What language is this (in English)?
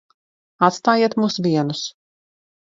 Latvian